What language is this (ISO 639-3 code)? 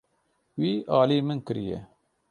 kur